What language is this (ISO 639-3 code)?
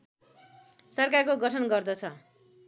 nep